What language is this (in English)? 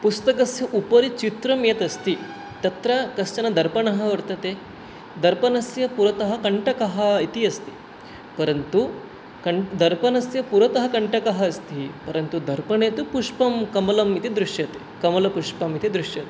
Sanskrit